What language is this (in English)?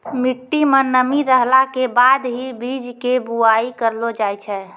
Maithili